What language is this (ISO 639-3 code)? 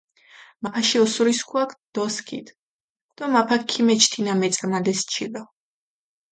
xmf